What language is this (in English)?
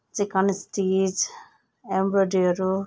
Nepali